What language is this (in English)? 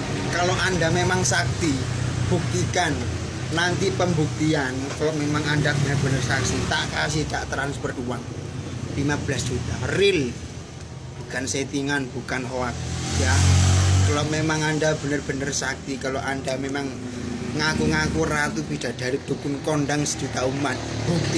Indonesian